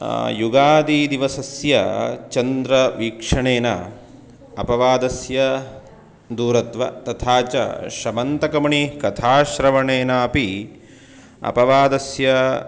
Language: Sanskrit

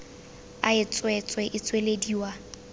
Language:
Tswana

